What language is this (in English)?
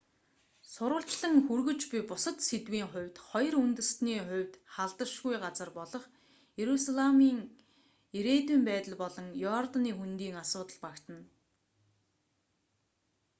Mongolian